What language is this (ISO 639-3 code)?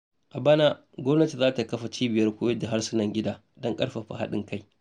hau